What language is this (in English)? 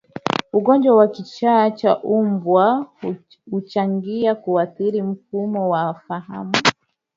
Swahili